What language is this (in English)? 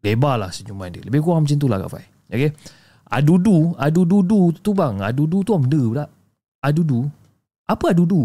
Malay